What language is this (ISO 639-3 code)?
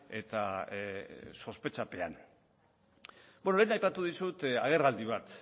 eus